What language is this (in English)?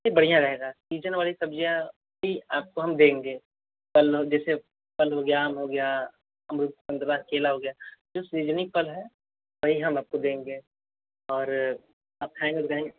Hindi